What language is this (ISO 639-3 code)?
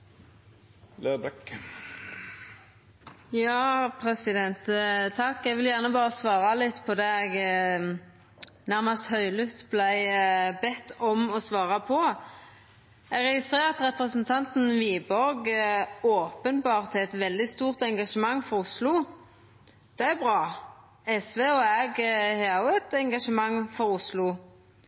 nno